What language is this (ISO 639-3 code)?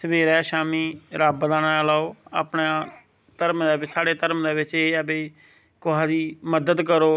doi